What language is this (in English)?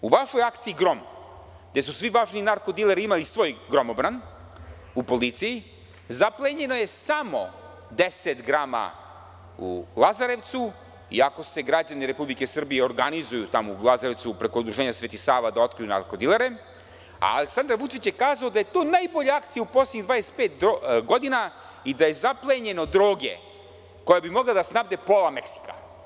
Serbian